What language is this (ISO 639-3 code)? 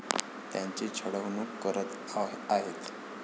mar